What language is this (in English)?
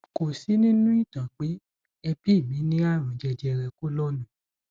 Yoruba